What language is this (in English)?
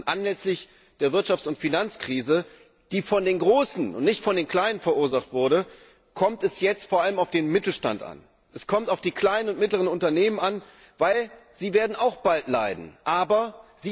German